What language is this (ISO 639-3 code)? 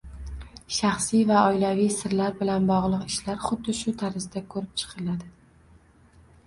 uzb